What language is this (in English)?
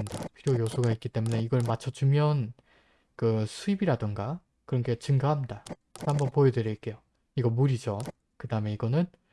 Korean